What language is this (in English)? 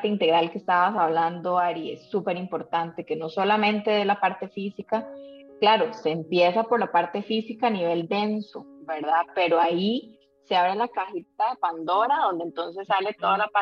Spanish